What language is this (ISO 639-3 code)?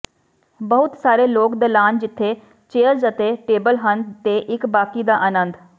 pan